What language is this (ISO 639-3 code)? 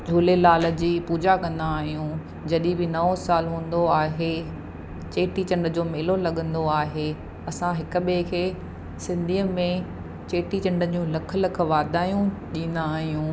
snd